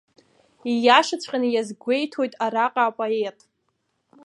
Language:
Abkhazian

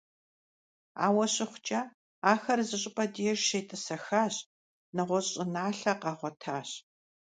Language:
Kabardian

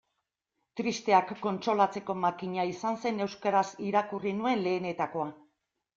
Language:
Basque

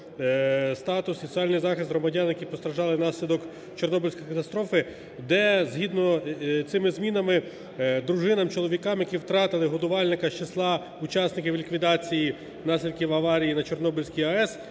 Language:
Ukrainian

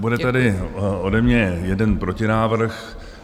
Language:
Czech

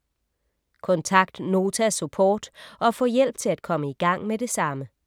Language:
Danish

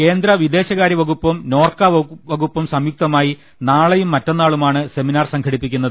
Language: Malayalam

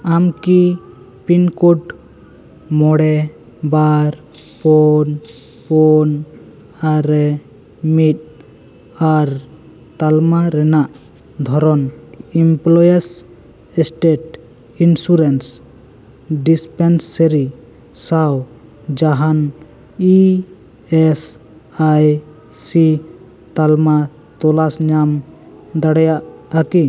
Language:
Santali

